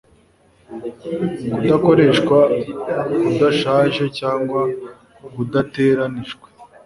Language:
Kinyarwanda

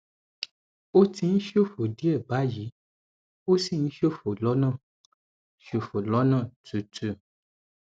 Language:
Yoruba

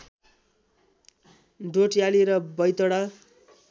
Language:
Nepali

